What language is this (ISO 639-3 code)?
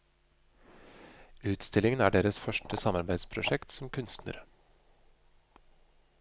nor